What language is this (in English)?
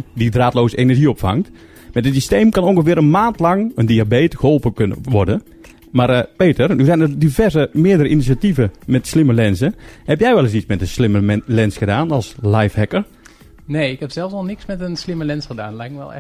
Dutch